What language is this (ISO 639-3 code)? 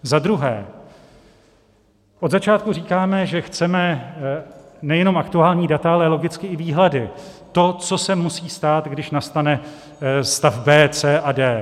ces